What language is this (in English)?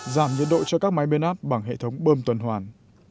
Vietnamese